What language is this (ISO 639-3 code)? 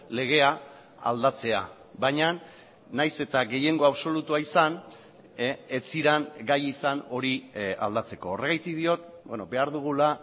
eus